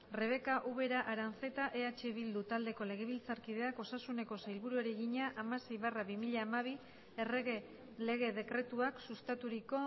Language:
Basque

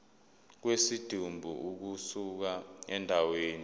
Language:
Zulu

